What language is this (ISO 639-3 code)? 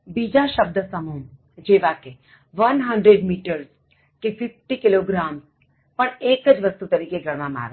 guj